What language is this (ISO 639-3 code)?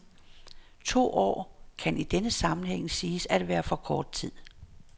dan